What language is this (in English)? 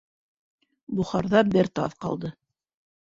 Bashkir